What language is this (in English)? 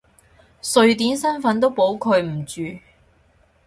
Cantonese